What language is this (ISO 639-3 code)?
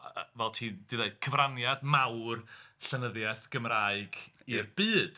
cym